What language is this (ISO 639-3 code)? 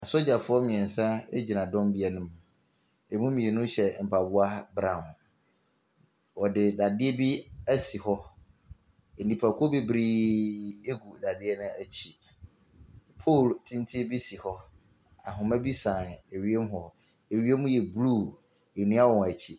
aka